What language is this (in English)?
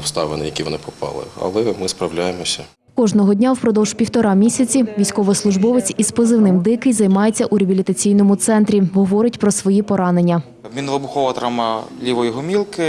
Ukrainian